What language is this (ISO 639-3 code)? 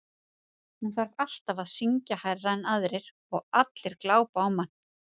isl